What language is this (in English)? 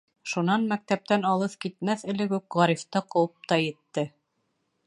Bashkir